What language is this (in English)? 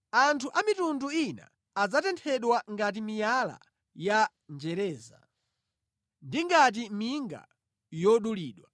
Nyanja